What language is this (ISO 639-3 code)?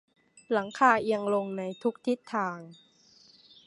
tha